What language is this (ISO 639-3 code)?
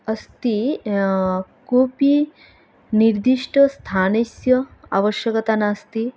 san